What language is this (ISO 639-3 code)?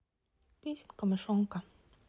rus